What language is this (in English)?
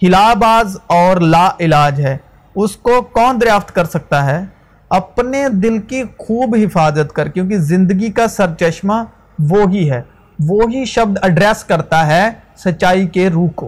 Urdu